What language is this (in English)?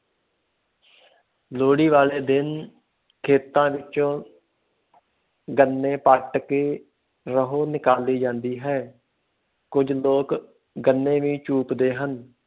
Punjabi